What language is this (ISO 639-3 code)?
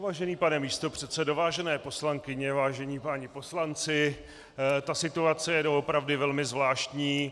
ces